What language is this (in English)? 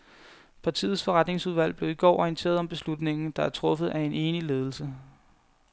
Danish